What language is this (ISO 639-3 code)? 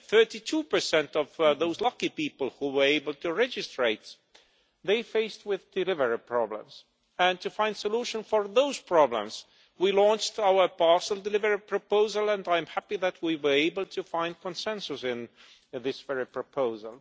eng